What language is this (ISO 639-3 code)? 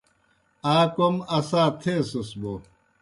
plk